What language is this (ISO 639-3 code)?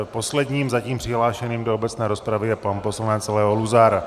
ces